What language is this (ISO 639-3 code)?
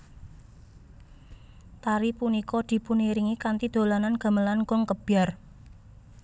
jav